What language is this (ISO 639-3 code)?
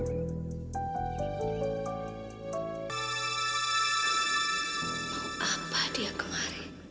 ind